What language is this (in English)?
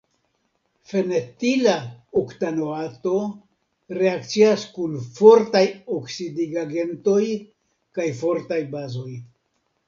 Esperanto